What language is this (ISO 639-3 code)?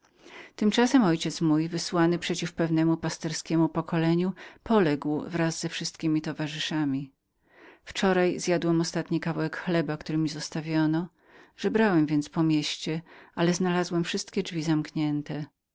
pol